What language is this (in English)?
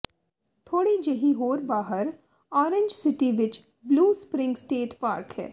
Punjabi